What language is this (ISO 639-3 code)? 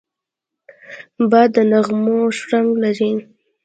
pus